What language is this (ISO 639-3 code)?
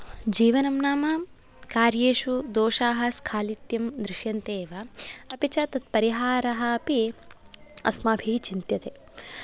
san